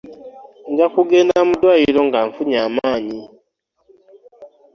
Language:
Ganda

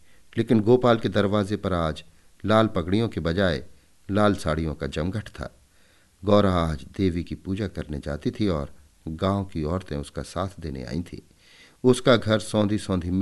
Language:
Hindi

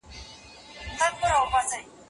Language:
Pashto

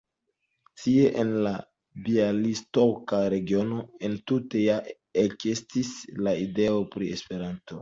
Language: Esperanto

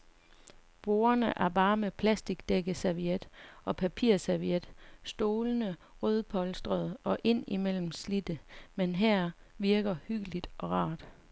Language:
Danish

